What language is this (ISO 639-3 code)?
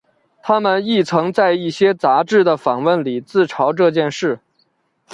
zho